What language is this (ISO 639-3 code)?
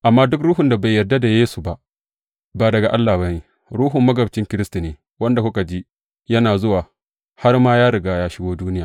hau